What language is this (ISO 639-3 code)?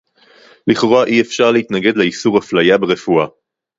heb